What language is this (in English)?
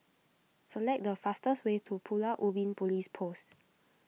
English